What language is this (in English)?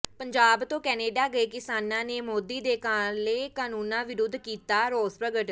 Punjabi